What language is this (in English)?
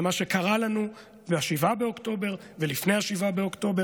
Hebrew